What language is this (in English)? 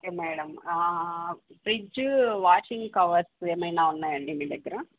Telugu